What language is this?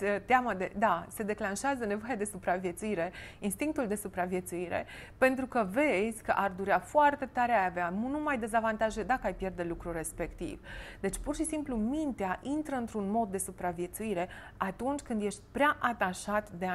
Romanian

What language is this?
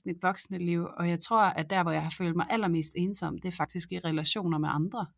Danish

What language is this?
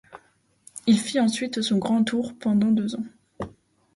French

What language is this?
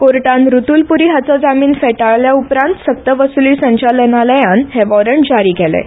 Konkani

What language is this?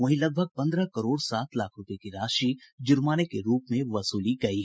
Hindi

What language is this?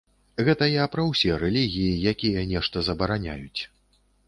Belarusian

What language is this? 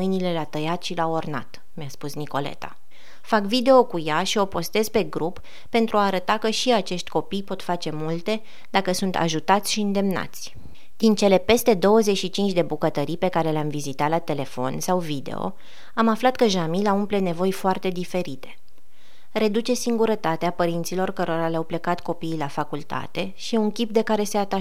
Romanian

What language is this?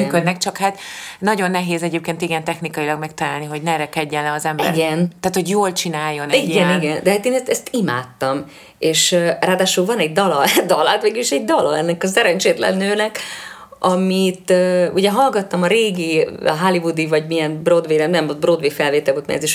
Hungarian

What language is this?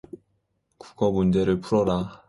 Korean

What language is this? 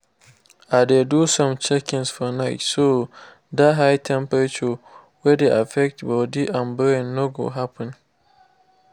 Nigerian Pidgin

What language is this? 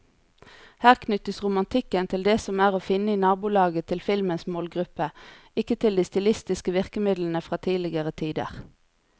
Norwegian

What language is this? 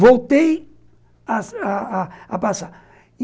Portuguese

